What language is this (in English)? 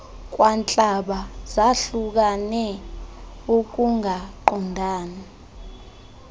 Xhosa